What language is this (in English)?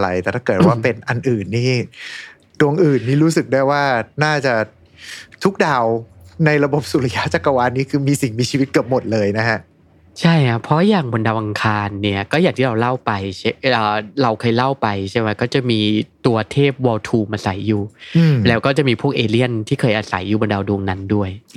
Thai